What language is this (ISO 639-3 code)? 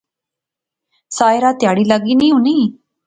phr